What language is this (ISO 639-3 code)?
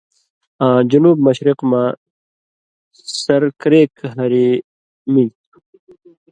mvy